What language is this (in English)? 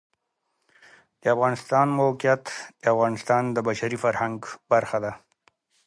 Pashto